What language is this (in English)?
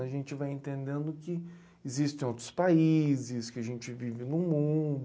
Portuguese